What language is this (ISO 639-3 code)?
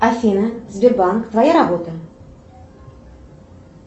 rus